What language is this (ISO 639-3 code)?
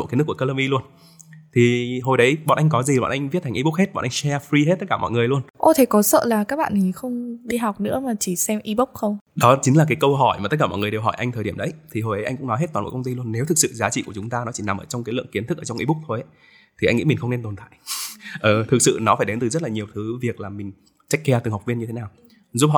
vie